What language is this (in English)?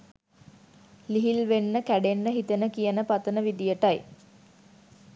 Sinhala